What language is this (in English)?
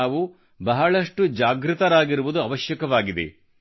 Kannada